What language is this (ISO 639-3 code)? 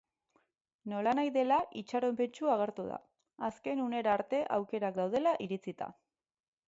eus